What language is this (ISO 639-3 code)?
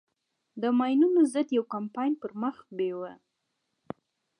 pus